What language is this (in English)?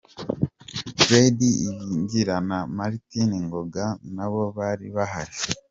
Kinyarwanda